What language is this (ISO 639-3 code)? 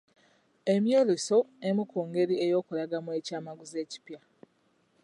lug